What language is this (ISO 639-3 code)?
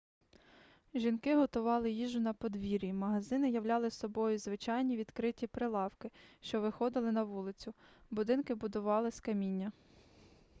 ukr